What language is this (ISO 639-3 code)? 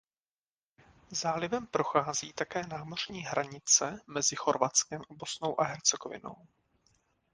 ces